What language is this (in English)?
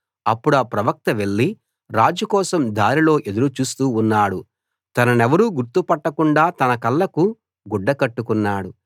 Telugu